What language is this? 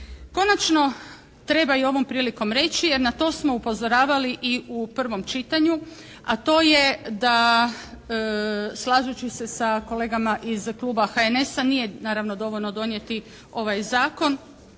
Croatian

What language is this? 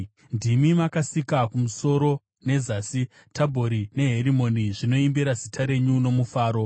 Shona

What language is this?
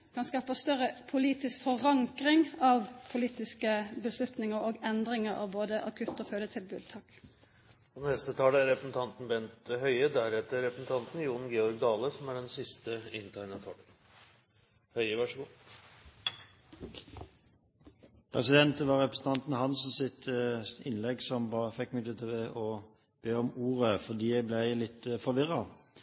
Norwegian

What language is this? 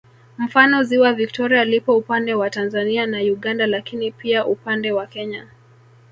Swahili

